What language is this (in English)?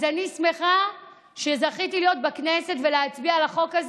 Hebrew